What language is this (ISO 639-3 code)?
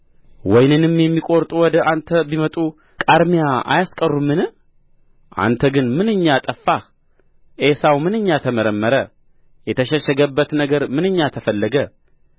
amh